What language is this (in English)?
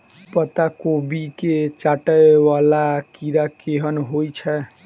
Maithili